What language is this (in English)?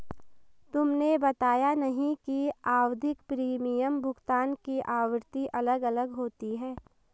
Hindi